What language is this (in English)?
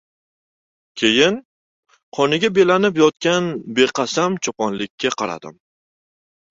Uzbek